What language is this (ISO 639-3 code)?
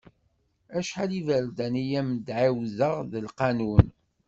kab